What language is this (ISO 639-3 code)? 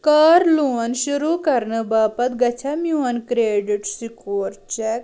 kas